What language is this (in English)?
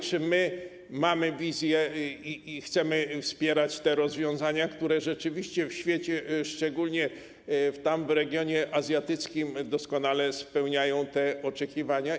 Polish